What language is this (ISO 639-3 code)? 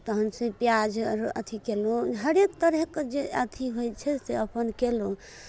mai